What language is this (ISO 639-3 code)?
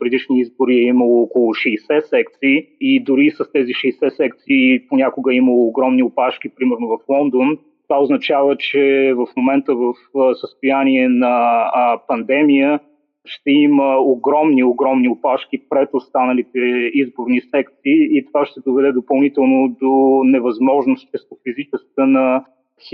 bul